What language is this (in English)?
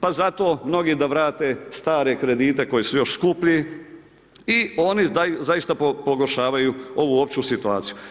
Croatian